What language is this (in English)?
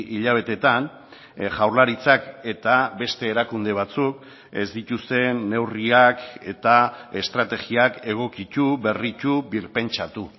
Basque